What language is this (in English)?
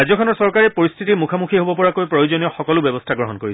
Assamese